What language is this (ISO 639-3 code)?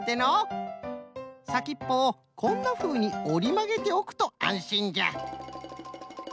jpn